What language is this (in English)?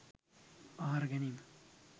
Sinhala